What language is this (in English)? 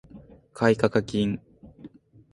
Japanese